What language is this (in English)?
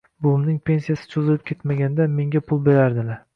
Uzbek